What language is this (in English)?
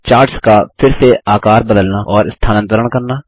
Hindi